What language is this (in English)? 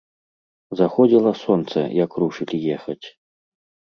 Belarusian